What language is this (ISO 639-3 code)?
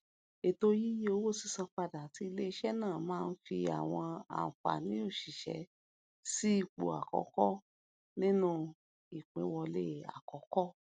yor